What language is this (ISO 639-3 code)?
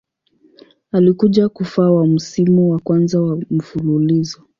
swa